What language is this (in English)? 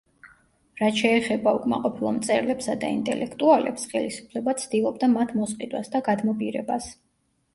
Georgian